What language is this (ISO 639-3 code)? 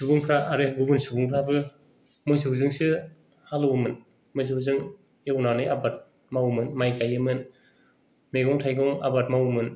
brx